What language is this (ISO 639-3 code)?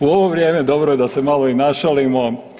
hrv